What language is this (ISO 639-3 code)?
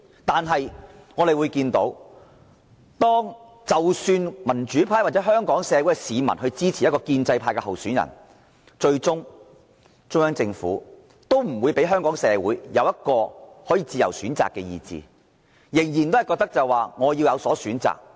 yue